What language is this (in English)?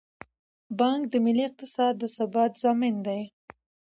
Pashto